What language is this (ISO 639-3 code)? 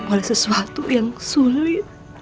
ind